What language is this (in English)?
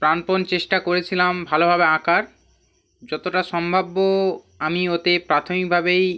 Bangla